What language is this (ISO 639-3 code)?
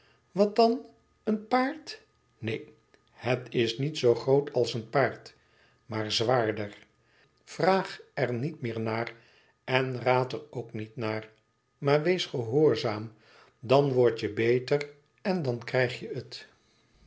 nld